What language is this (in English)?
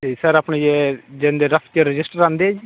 Punjabi